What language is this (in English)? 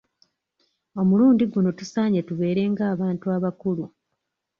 Ganda